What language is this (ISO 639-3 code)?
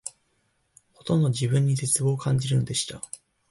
jpn